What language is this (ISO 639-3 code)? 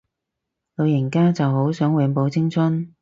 yue